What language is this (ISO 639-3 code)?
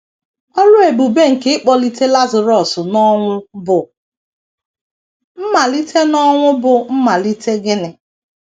ibo